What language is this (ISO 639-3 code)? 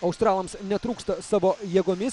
lit